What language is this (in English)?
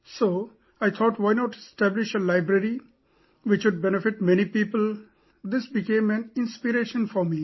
English